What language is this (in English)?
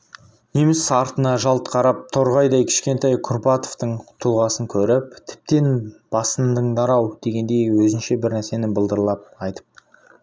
Kazakh